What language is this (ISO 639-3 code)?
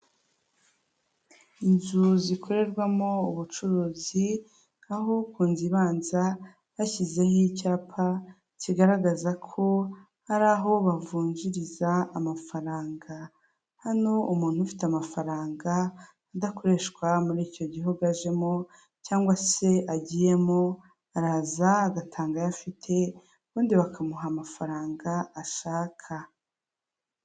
kin